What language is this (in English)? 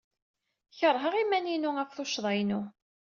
Kabyle